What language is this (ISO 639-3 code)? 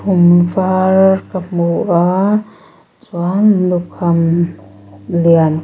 lus